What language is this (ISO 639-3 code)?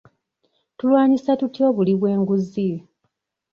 lug